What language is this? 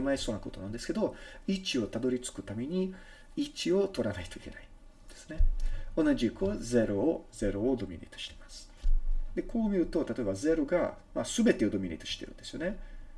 Japanese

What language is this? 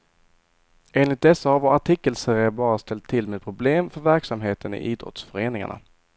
Swedish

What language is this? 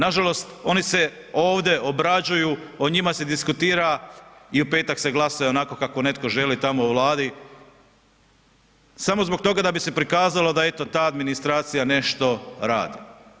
Croatian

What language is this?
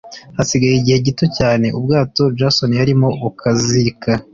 Kinyarwanda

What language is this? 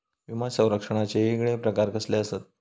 Marathi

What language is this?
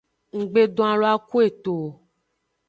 Aja (Benin)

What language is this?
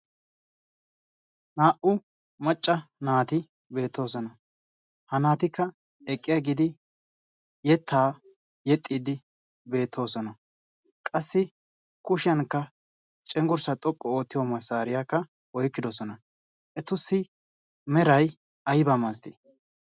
Wolaytta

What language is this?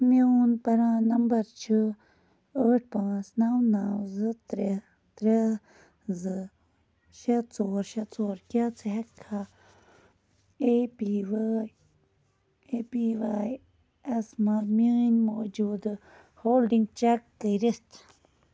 Kashmiri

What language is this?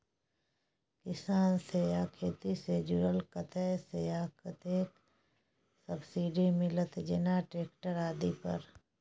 Maithili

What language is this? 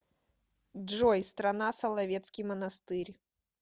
Russian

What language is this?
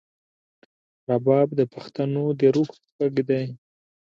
Pashto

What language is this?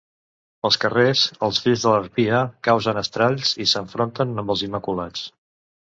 Catalan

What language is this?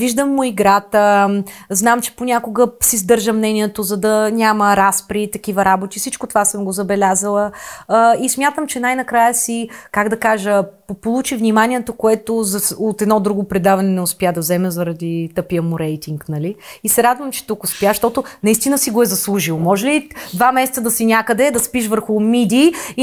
Bulgarian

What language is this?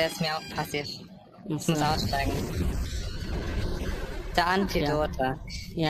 German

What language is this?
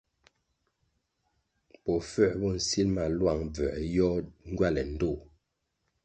Kwasio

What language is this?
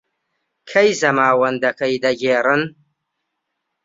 Central Kurdish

